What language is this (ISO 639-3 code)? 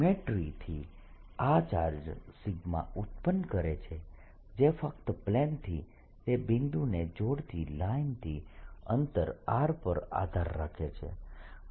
guj